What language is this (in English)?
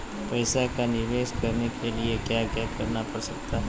Magahi